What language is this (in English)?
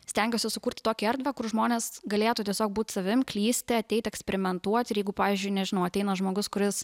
Lithuanian